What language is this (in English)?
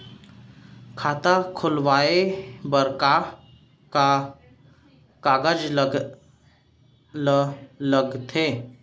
Chhattisgarhi